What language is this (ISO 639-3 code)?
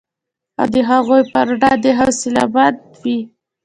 pus